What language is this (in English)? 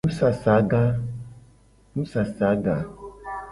Gen